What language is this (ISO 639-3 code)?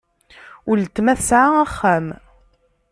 kab